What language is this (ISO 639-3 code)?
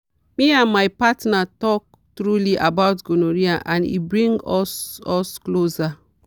pcm